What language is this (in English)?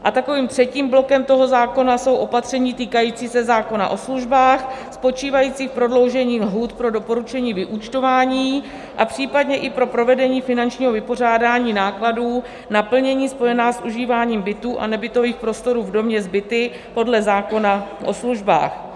Czech